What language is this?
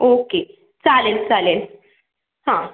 Marathi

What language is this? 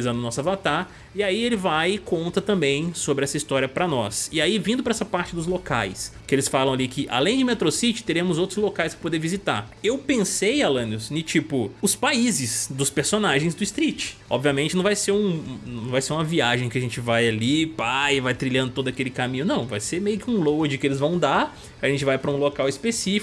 Portuguese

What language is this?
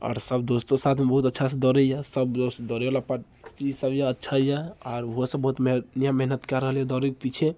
Maithili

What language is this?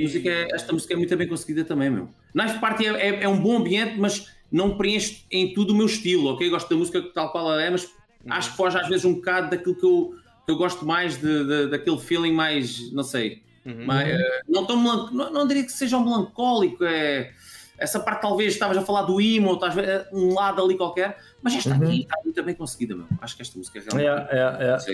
Portuguese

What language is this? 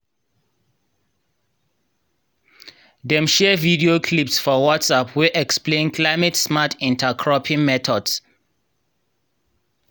Nigerian Pidgin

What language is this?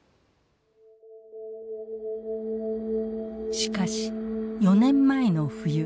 Japanese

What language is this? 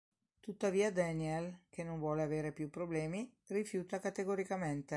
Italian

